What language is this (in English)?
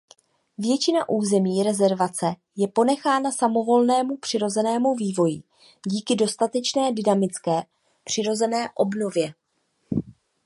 Czech